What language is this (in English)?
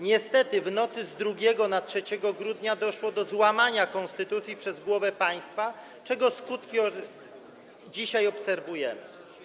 Polish